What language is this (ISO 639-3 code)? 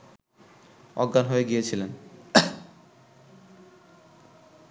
ben